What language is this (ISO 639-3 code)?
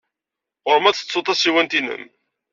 kab